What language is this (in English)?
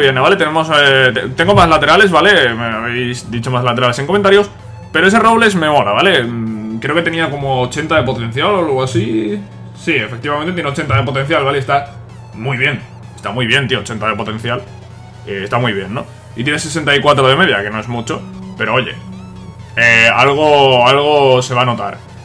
Spanish